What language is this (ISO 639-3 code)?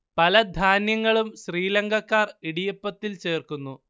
mal